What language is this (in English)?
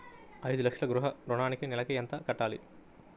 Telugu